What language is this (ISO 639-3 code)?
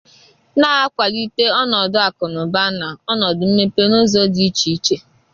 ibo